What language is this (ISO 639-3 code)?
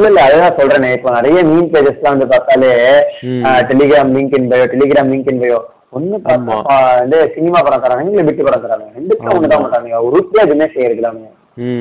tam